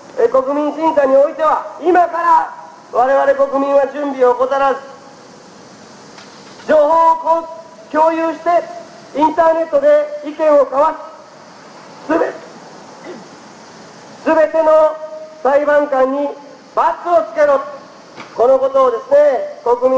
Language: Japanese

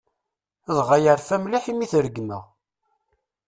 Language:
Kabyle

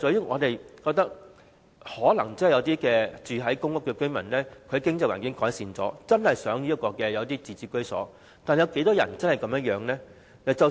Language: Cantonese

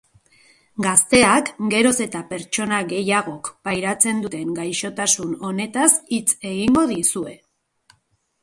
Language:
Basque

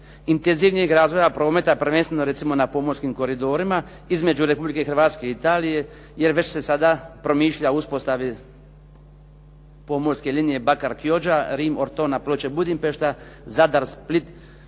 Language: Croatian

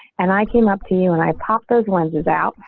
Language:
English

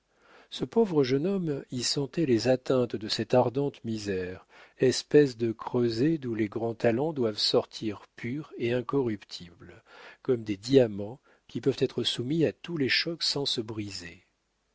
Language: French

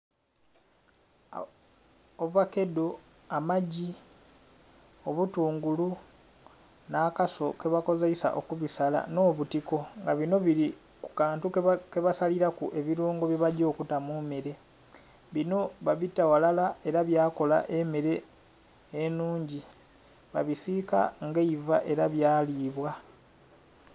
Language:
Soga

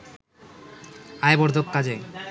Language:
Bangla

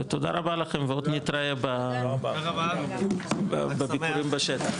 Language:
Hebrew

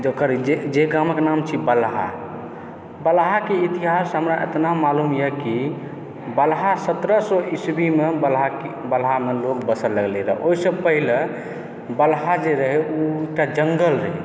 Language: Maithili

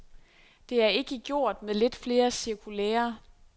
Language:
Danish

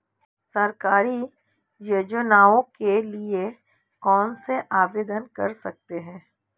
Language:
Hindi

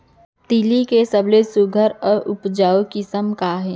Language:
Chhattisgarhi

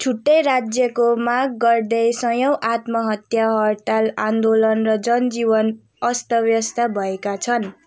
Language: Nepali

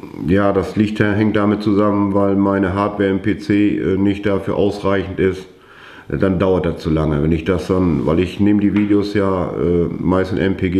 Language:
German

